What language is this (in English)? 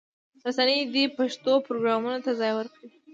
Pashto